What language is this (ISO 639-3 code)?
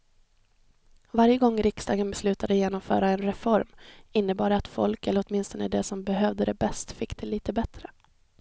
swe